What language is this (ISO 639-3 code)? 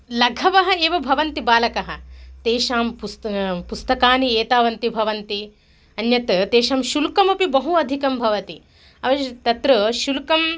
san